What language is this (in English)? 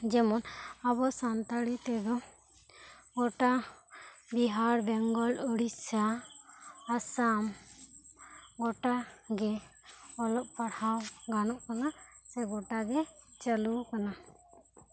Santali